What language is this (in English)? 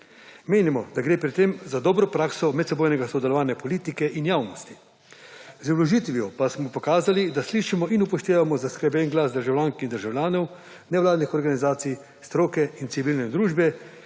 Slovenian